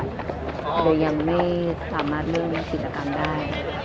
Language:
Thai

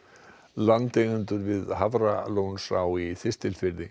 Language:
Icelandic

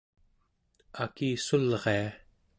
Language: Central Yupik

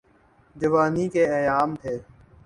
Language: Urdu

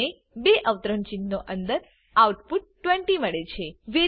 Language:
Gujarati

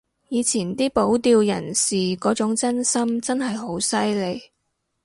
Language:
Cantonese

